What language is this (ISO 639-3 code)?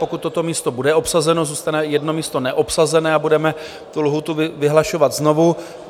ces